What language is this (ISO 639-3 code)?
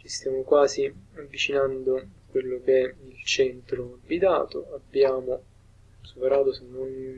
ita